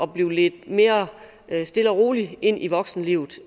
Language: Danish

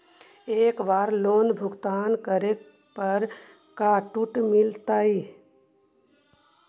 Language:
Magahi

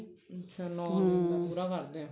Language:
Punjabi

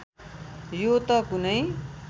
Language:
Nepali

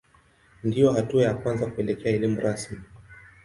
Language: Swahili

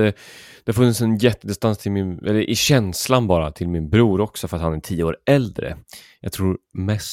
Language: Swedish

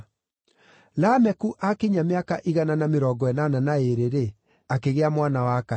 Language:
Kikuyu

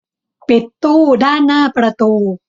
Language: Thai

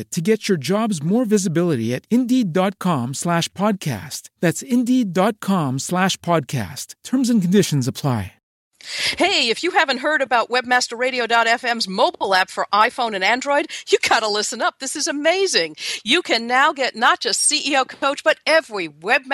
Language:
English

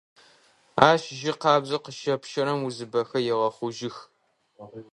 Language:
Adyghe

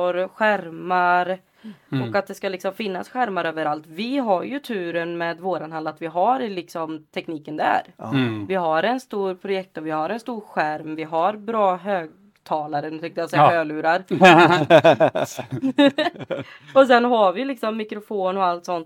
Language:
Swedish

